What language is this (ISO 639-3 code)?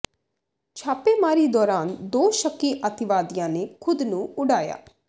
pan